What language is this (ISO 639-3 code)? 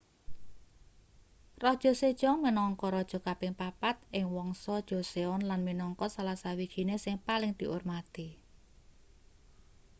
jav